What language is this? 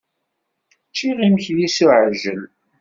Kabyle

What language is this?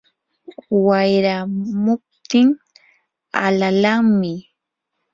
Yanahuanca Pasco Quechua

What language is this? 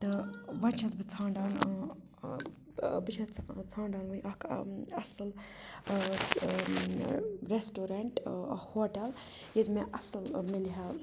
Kashmiri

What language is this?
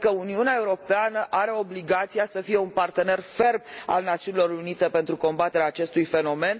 Romanian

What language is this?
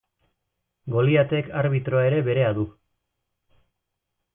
Basque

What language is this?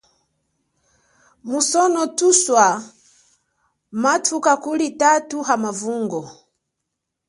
Chokwe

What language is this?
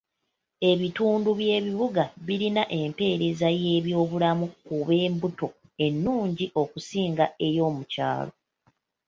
Ganda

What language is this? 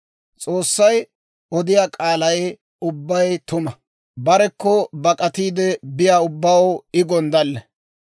Dawro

